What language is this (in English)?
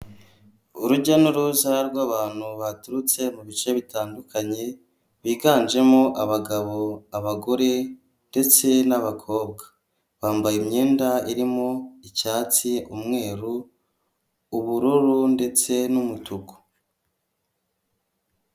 Kinyarwanda